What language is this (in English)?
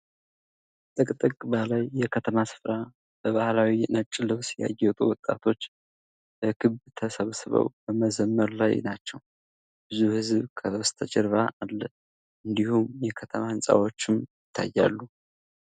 Amharic